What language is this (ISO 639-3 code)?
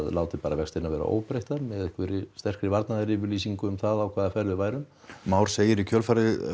isl